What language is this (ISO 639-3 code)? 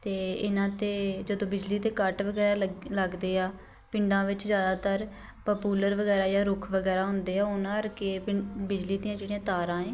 pan